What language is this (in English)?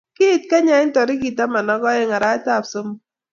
Kalenjin